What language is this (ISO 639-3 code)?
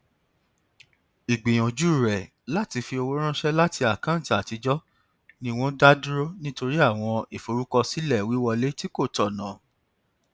yor